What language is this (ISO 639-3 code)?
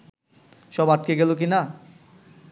ben